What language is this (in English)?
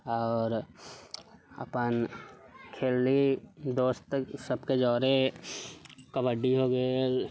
Maithili